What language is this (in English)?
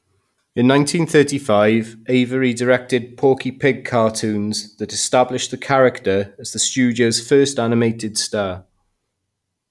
English